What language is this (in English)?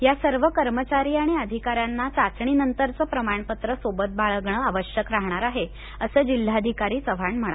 Marathi